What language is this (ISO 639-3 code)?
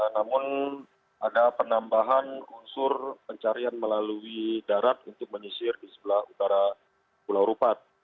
ind